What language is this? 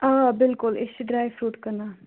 Kashmiri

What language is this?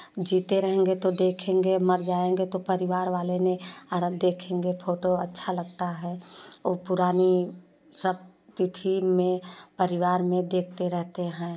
Hindi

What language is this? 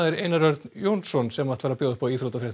Icelandic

